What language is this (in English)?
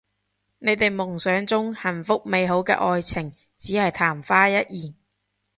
Cantonese